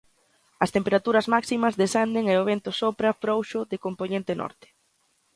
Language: Galician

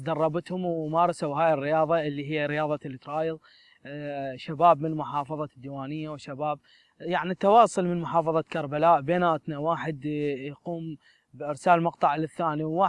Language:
Arabic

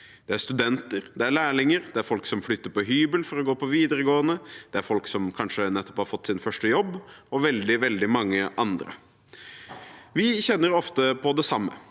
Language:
Norwegian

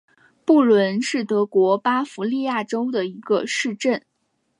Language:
Chinese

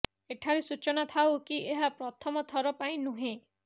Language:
Odia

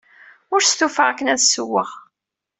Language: Kabyle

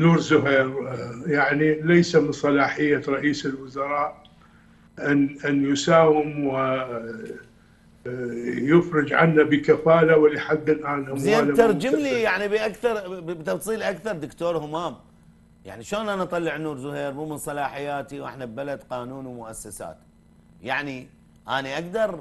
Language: Arabic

